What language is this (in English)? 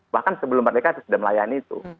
Indonesian